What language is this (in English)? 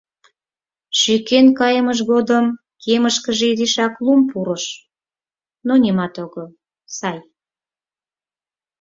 Mari